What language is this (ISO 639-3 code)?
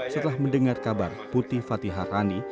ind